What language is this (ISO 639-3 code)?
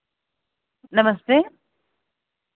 doi